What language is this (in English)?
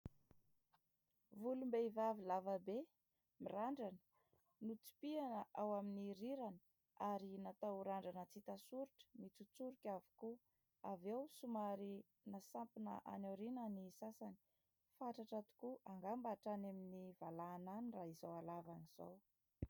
Malagasy